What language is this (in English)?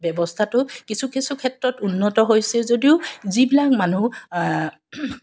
Assamese